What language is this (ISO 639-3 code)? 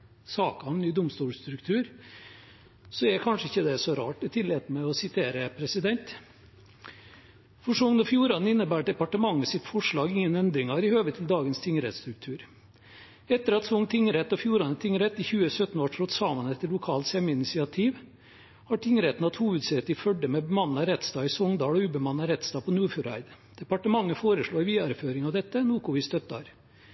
nno